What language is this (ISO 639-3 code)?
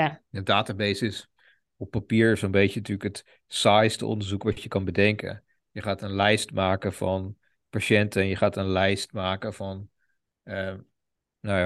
nld